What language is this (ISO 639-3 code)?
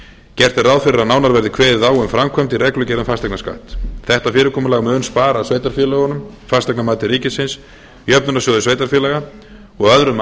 isl